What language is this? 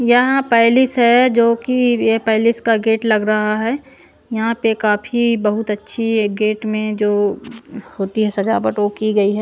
Hindi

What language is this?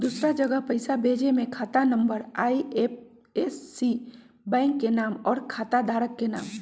Magahi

